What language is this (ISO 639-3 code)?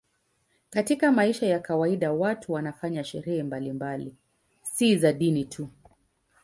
swa